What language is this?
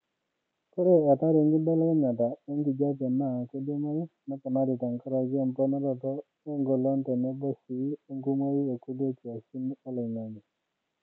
Masai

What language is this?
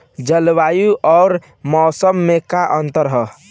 Bhojpuri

